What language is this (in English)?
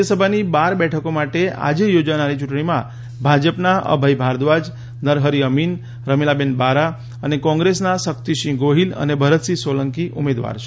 Gujarati